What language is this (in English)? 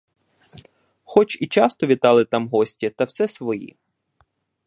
Ukrainian